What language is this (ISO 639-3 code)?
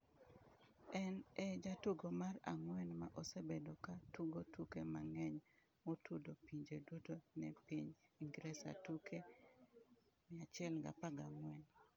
luo